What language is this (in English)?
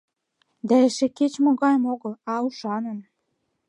Mari